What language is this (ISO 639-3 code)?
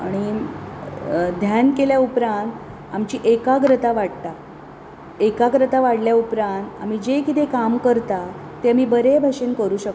kok